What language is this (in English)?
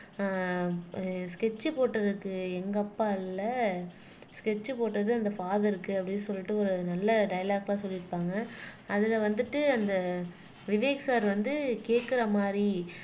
Tamil